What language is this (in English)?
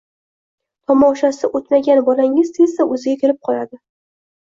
Uzbek